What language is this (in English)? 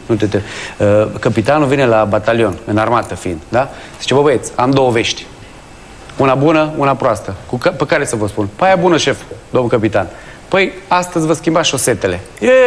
Romanian